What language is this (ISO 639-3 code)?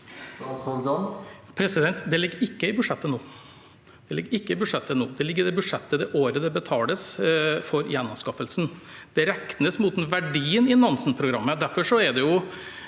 nor